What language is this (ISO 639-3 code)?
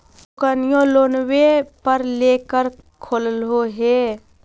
mag